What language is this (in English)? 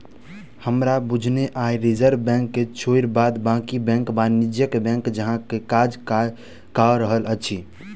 Maithili